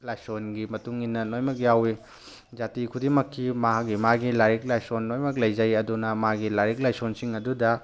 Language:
Manipuri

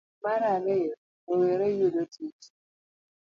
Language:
Luo (Kenya and Tanzania)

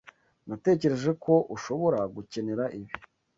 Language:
Kinyarwanda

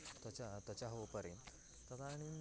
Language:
Sanskrit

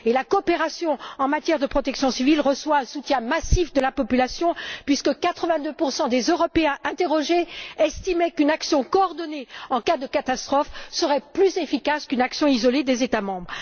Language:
French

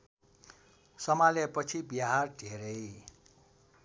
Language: Nepali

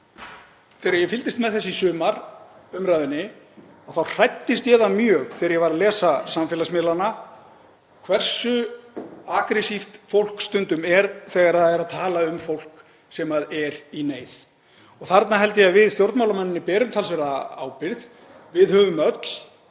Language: Icelandic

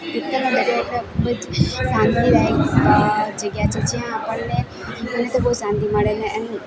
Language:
Gujarati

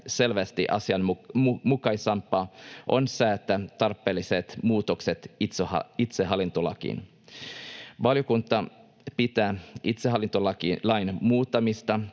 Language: Finnish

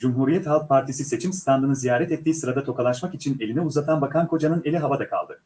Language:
Turkish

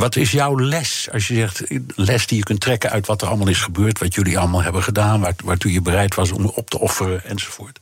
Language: Dutch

